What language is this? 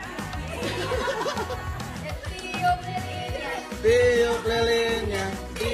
Indonesian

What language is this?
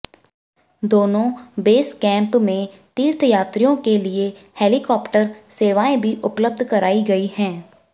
Hindi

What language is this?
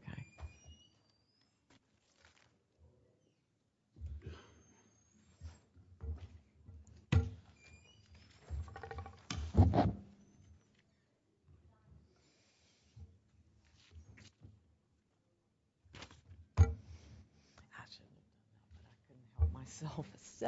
English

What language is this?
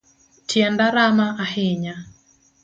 Luo (Kenya and Tanzania)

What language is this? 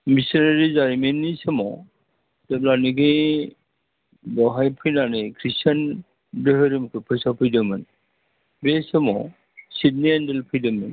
Bodo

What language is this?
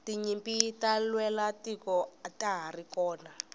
Tsonga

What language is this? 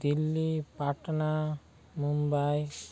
Odia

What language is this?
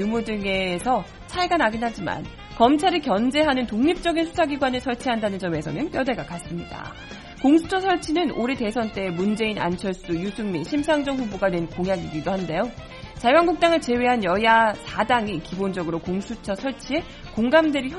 Korean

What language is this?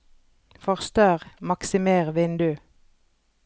Norwegian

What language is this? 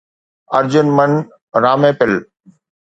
Sindhi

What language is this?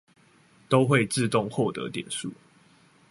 Chinese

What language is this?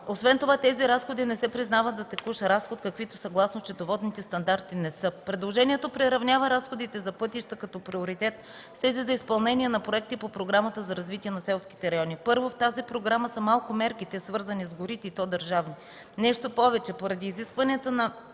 Bulgarian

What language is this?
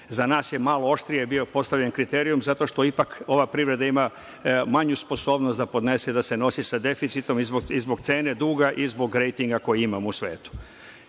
Serbian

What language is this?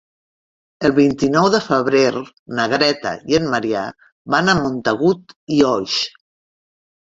Catalan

